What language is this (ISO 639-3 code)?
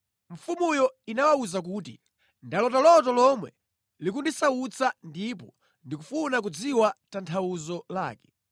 nya